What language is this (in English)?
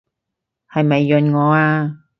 Cantonese